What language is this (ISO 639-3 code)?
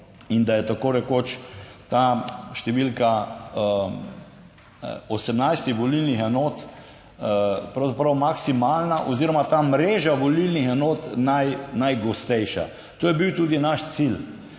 slv